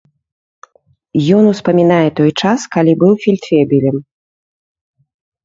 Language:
Belarusian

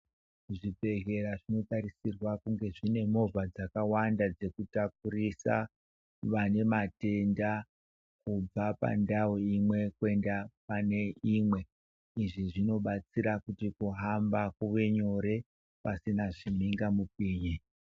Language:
Ndau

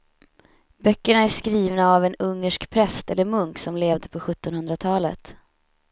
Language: Swedish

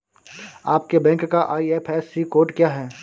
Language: Hindi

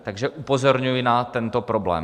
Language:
Czech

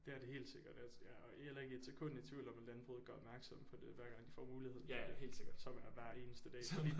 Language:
Danish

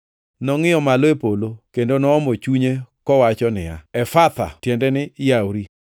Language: Luo (Kenya and Tanzania)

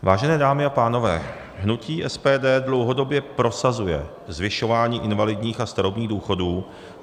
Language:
Czech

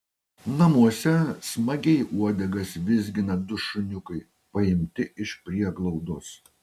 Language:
Lithuanian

